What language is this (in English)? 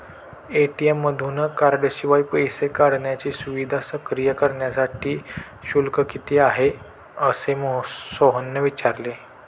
Marathi